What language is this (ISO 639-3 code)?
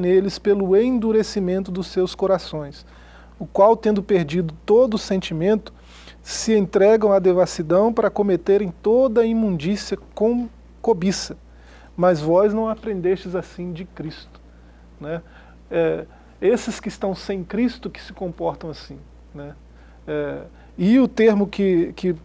por